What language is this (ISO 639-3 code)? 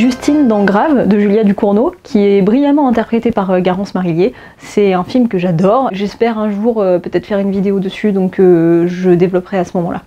fra